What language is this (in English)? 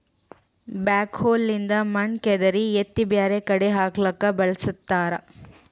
Kannada